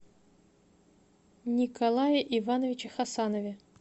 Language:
Russian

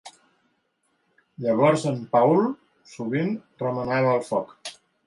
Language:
Catalan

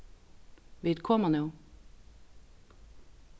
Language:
Faroese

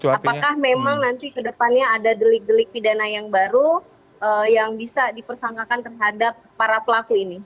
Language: Indonesian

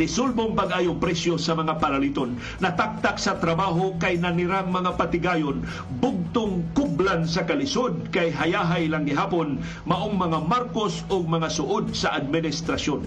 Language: Filipino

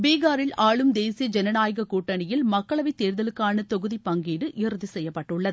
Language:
Tamil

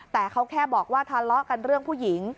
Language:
Thai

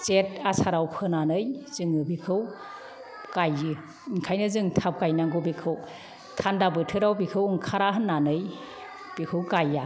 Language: Bodo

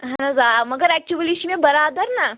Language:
Kashmiri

